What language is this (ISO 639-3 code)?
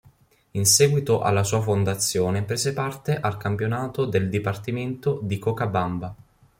ita